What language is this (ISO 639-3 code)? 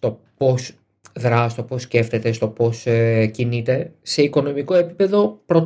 ell